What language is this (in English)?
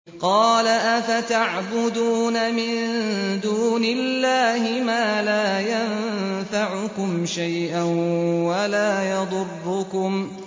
Arabic